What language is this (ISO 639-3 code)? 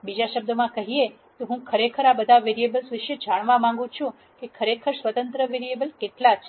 guj